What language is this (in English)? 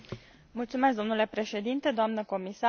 Romanian